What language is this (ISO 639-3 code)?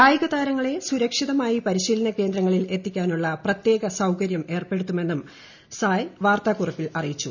mal